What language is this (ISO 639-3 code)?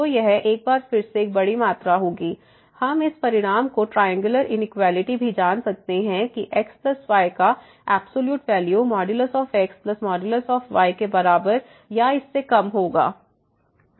hin